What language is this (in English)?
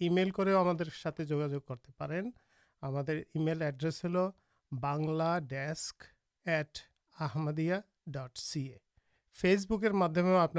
Urdu